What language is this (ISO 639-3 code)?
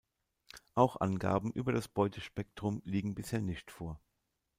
deu